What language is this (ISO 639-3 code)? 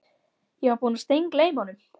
isl